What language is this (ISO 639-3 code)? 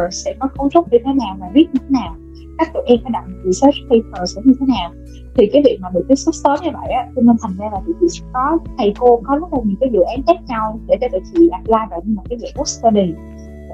vie